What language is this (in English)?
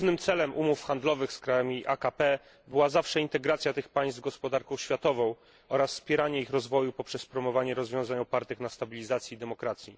Polish